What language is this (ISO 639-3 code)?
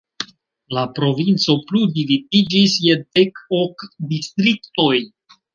epo